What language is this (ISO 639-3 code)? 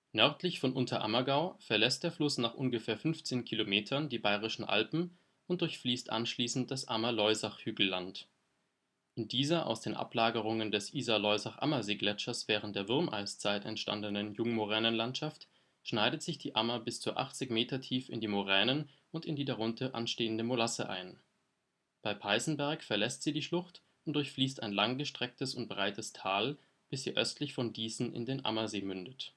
deu